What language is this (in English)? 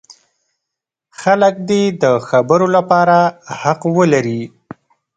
Pashto